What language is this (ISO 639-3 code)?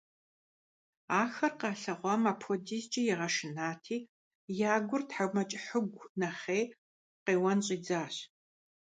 kbd